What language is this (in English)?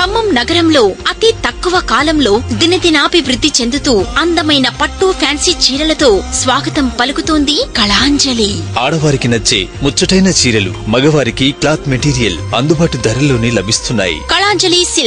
Hindi